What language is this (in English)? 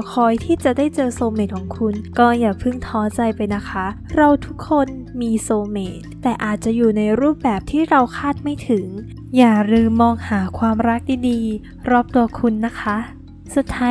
Thai